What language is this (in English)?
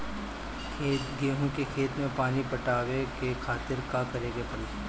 Bhojpuri